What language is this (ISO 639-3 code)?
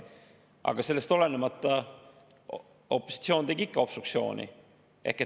est